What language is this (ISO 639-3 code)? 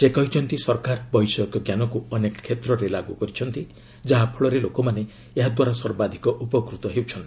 ori